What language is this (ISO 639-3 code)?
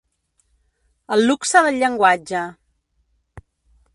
cat